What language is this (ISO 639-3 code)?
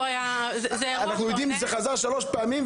heb